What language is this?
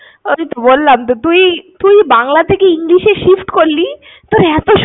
Bangla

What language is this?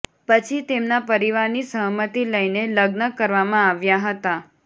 Gujarati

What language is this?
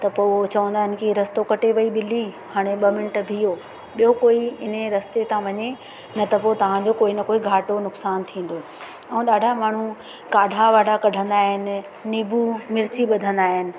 Sindhi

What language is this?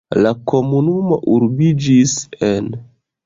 Esperanto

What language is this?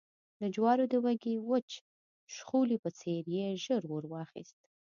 Pashto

